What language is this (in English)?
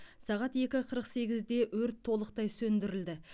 Kazakh